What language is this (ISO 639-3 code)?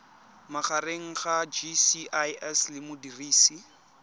tsn